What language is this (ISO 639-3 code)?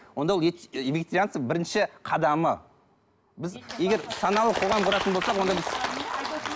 kaz